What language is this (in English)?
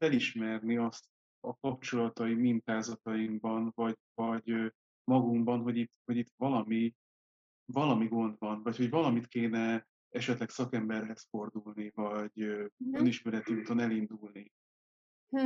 Hungarian